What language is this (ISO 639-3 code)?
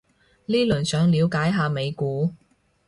yue